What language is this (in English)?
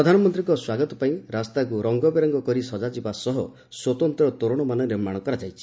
Odia